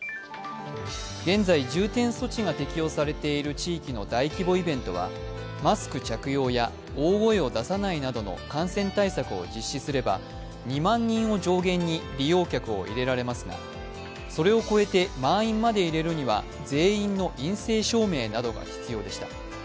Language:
Japanese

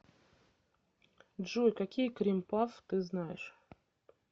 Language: Russian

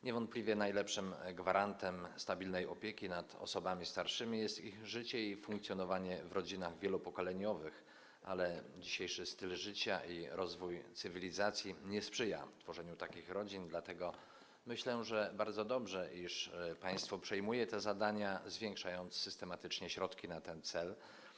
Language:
Polish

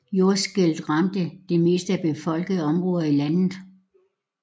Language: Danish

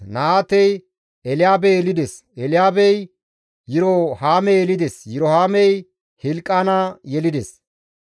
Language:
Gamo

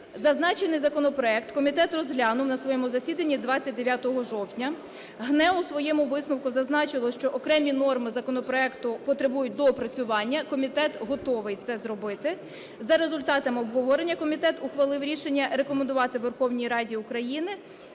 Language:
Ukrainian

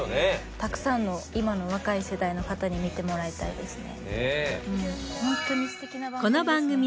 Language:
Japanese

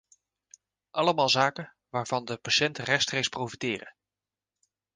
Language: Dutch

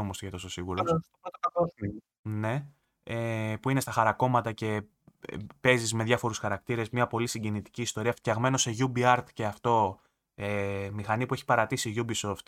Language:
Greek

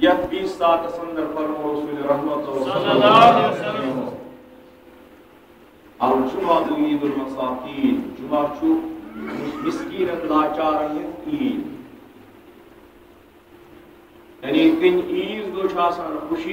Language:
Arabic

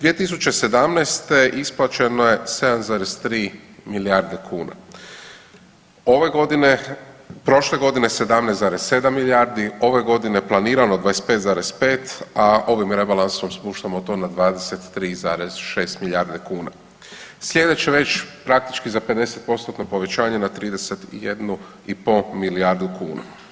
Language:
Croatian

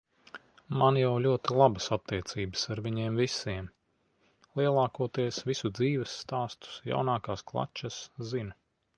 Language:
Latvian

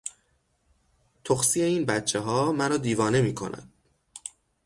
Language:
Persian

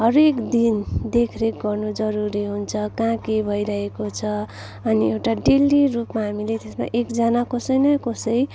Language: Nepali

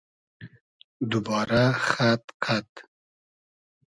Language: Hazaragi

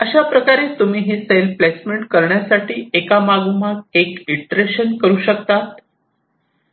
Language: Marathi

